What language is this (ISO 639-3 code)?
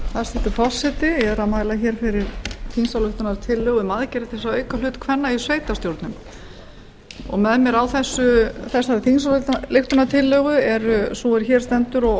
isl